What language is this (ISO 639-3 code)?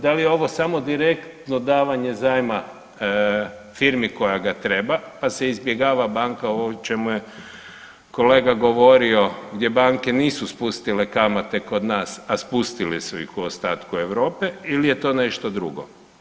hrv